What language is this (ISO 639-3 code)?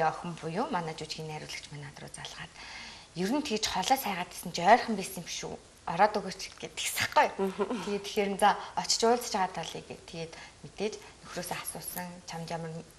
ron